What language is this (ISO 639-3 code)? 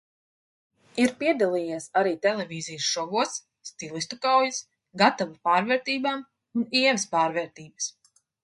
lav